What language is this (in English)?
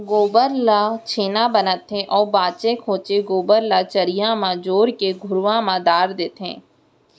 Chhattisgarhi